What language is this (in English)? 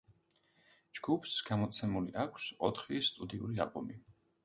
Georgian